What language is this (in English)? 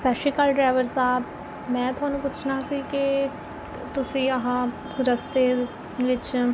Punjabi